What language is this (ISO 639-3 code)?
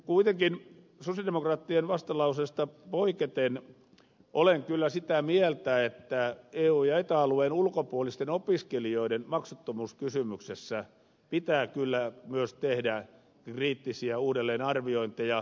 fin